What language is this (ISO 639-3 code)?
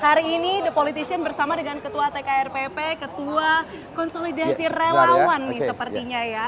ind